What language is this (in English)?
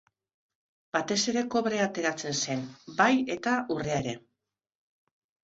Basque